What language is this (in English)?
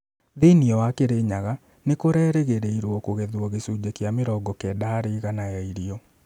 Kikuyu